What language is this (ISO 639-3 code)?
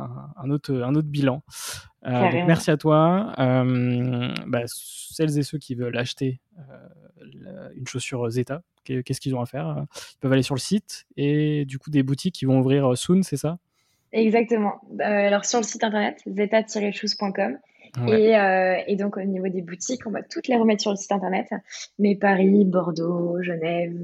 fra